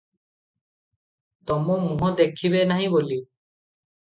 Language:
Odia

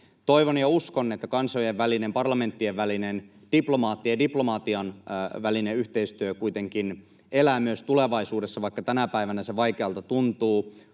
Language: Finnish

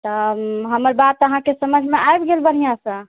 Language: Maithili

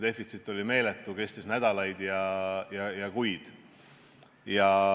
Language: Estonian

